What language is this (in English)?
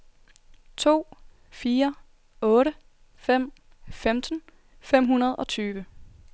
Danish